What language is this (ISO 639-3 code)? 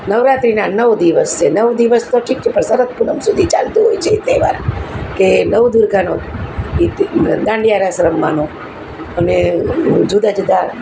guj